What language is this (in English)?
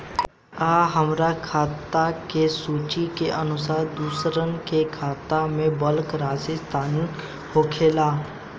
Bhojpuri